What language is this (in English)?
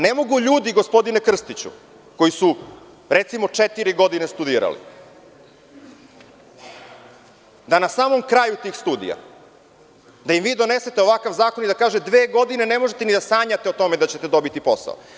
Serbian